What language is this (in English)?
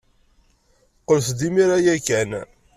Kabyle